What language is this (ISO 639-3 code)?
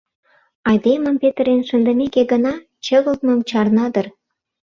chm